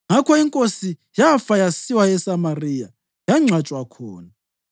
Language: North Ndebele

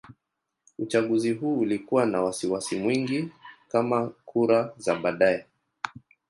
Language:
Swahili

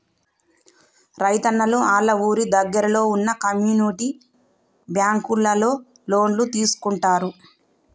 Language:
Telugu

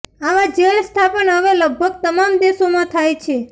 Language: Gujarati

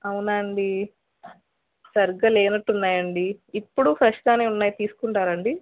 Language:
Telugu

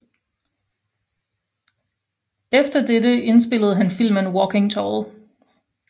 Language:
Danish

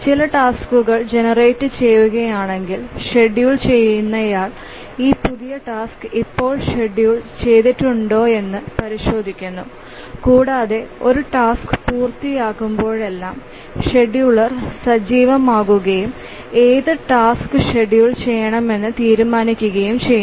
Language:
Malayalam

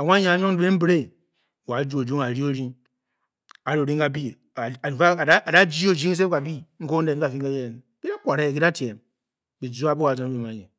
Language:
Bokyi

